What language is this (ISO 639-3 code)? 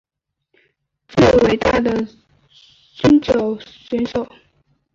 zho